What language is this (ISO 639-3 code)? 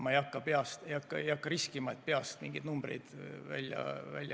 est